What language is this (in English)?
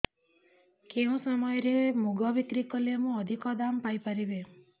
Odia